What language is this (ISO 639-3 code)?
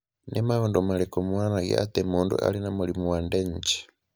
kik